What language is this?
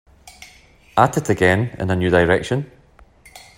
English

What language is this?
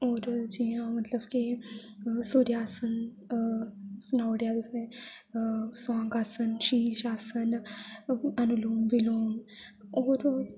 Dogri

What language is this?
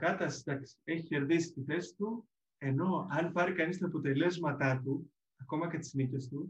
Greek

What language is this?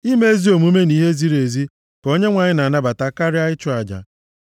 Igbo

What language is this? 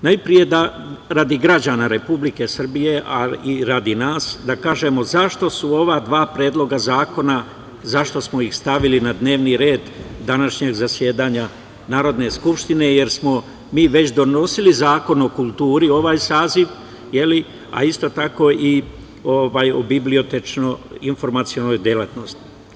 Serbian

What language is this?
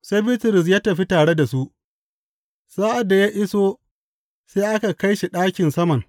Hausa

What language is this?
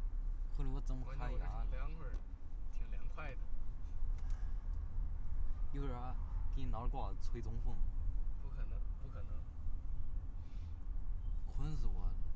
Chinese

